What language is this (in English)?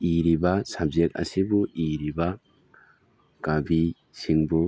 Manipuri